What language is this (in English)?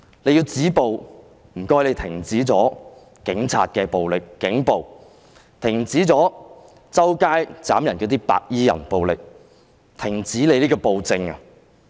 Cantonese